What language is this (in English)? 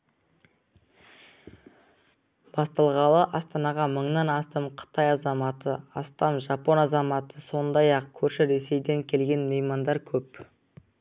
Kazakh